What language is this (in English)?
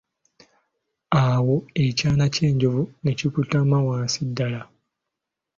Ganda